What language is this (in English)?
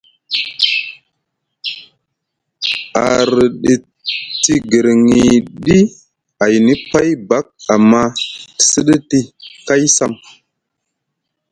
Musgu